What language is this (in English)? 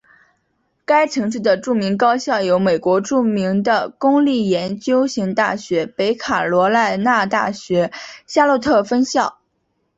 Chinese